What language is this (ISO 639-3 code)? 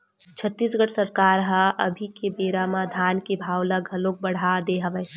hne